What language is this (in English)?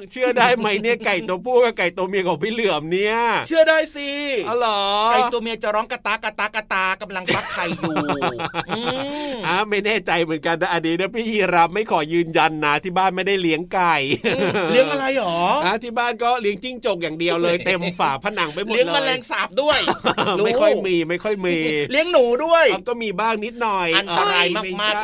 Thai